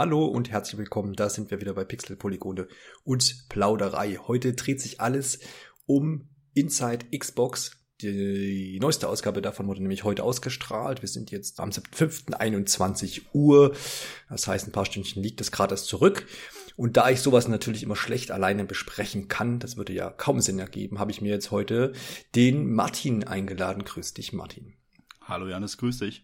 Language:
German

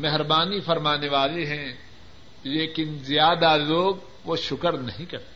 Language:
Urdu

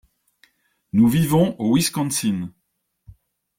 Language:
French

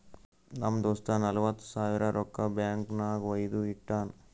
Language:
Kannada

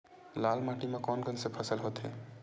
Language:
Chhattisgarhi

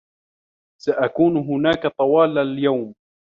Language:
Arabic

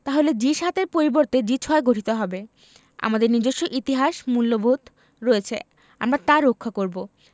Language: Bangla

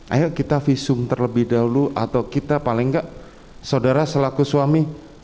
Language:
Indonesian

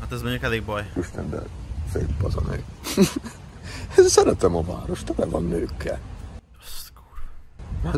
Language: Hungarian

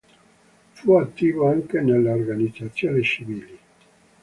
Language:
Italian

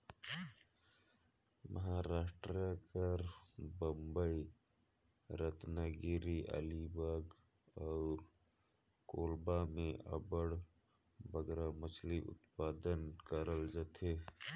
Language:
Chhattisgarhi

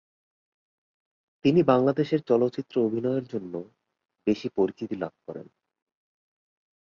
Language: Bangla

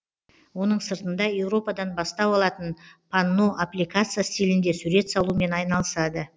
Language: Kazakh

